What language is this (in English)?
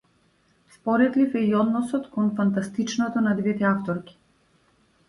Macedonian